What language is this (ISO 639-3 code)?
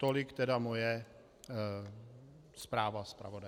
ces